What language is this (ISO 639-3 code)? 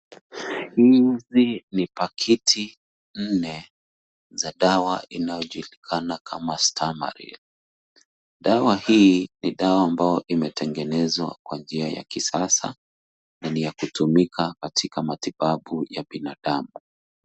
swa